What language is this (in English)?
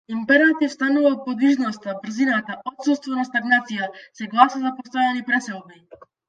Macedonian